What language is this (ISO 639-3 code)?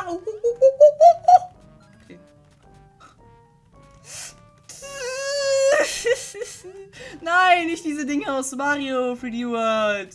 deu